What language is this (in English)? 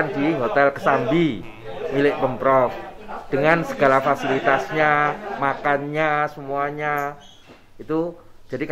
Indonesian